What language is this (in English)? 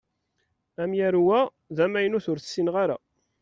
Kabyle